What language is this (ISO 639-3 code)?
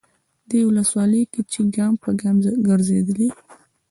pus